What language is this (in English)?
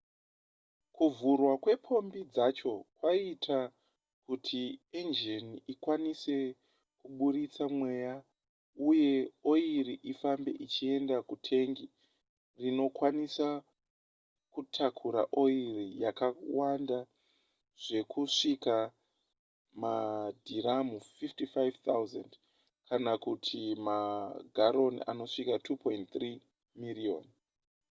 Shona